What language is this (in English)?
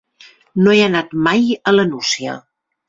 Catalan